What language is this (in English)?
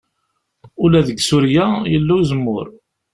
Kabyle